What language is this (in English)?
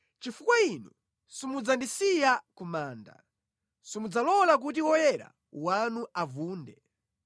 Nyanja